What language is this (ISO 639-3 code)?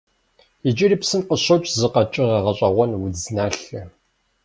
kbd